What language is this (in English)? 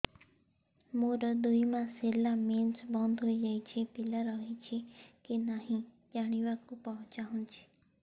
Odia